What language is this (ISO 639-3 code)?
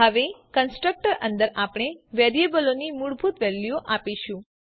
guj